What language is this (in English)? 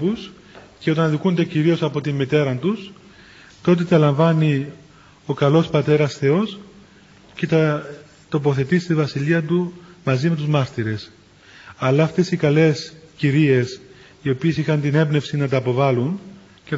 Greek